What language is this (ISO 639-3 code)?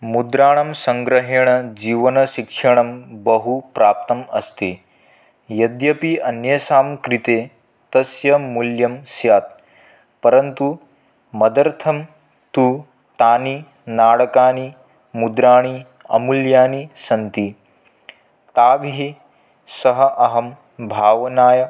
san